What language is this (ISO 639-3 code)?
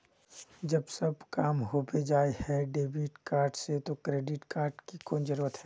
mag